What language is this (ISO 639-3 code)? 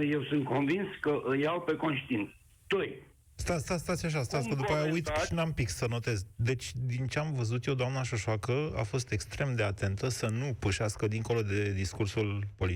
ron